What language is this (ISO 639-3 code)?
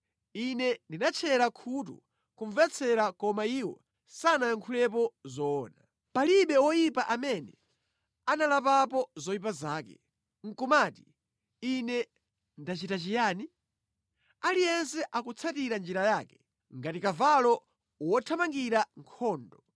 nya